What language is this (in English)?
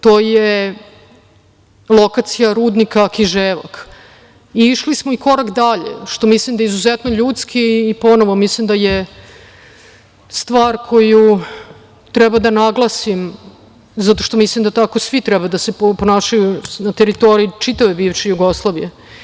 Serbian